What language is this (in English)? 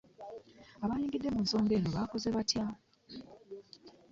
Ganda